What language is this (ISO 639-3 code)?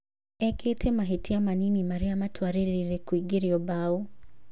kik